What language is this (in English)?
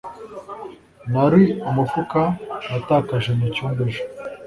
Kinyarwanda